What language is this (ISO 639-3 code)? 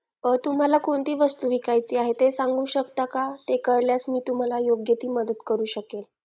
mar